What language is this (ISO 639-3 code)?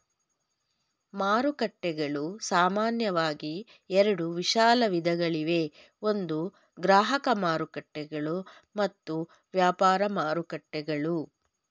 kan